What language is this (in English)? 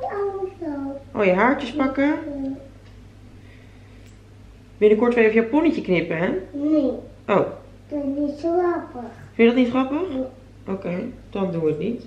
Dutch